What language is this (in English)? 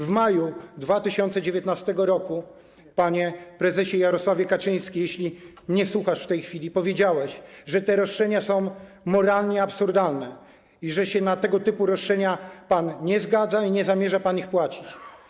Polish